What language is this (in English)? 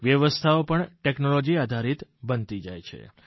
Gujarati